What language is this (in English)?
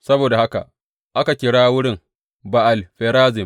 Hausa